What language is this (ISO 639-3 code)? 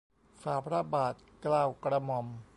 tha